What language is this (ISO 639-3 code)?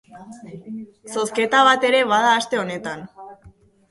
eus